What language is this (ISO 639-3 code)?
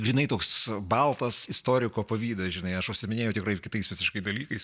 lit